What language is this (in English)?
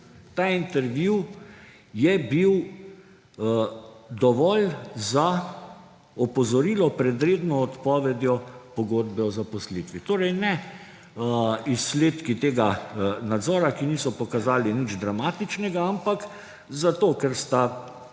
Slovenian